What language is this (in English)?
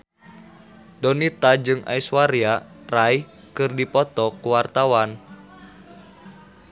Sundanese